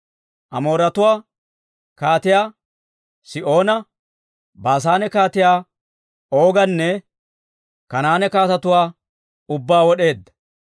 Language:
Dawro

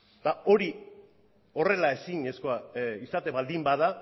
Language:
Basque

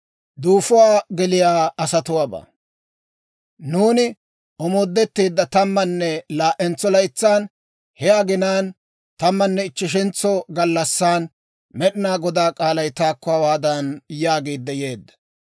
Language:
Dawro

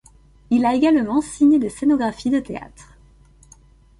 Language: French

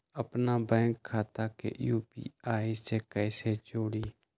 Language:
Magahi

